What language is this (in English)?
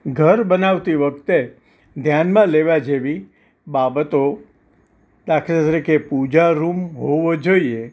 Gujarati